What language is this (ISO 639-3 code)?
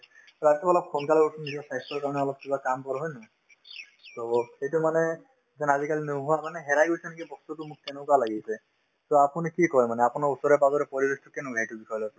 asm